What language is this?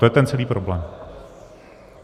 Czech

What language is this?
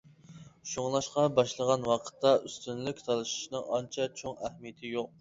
Uyghur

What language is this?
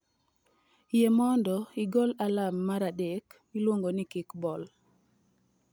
Luo (Kenya and Tanzania)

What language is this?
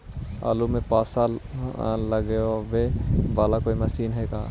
Magahi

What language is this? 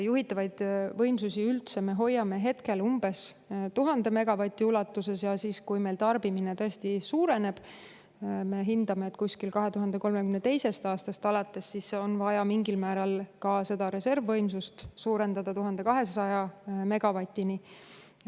Estonian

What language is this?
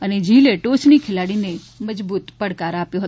Gujarati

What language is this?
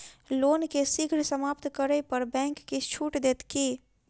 Maithili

